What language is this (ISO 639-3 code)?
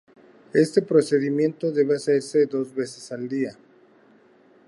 spa